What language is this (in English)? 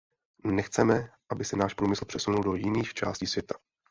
Czech